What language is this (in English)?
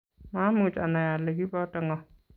Kalenjin